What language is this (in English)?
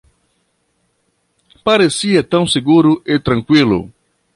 Portuguese